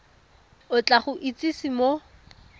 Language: Tswana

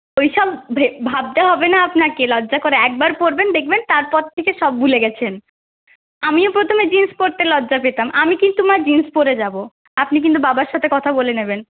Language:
Bangla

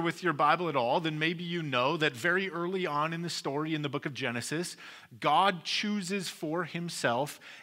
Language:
English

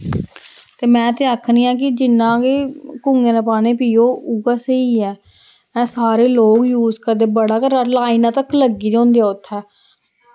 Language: Dogri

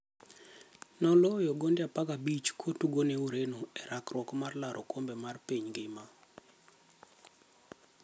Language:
Luo (Kenya and Tanzania)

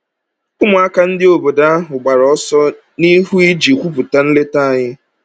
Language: Igbo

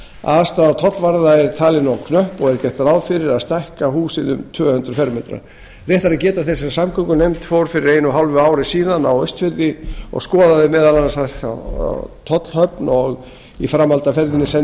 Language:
Icelandic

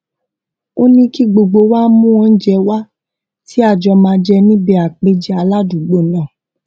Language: Yoruba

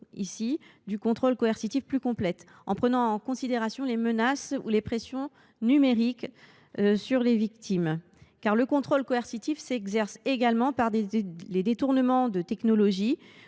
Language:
French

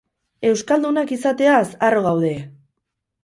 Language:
Basque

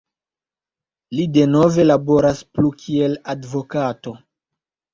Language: Esperanto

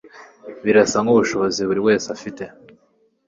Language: Kinyarwanda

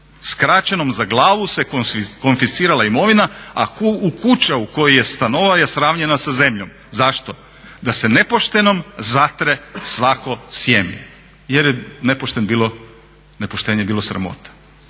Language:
Croatian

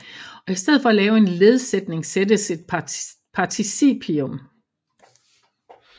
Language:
Danish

